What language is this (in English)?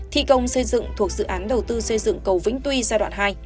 Vietnamese